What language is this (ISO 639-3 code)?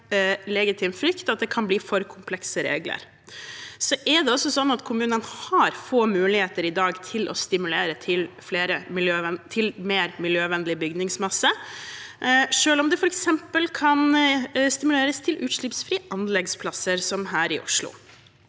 nor